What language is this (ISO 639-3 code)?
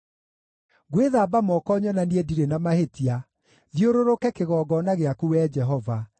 kik